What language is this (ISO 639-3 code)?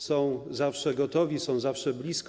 pol